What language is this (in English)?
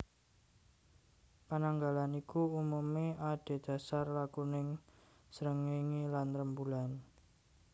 Javanese